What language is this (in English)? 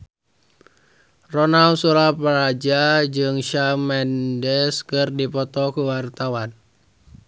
Sundanese